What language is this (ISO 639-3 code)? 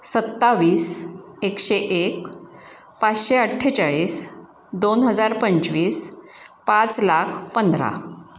mar